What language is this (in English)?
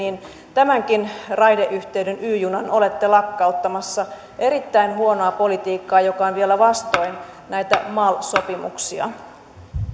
Finnish